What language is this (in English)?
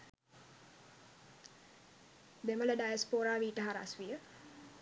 Sinhala